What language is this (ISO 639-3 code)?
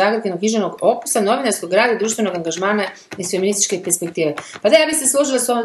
hrv